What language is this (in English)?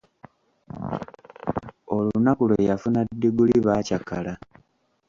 Ganda